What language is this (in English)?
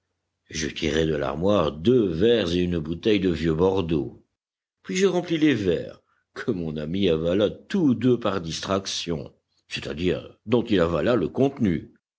French